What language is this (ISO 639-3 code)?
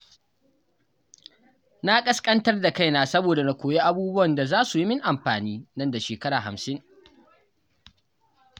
hau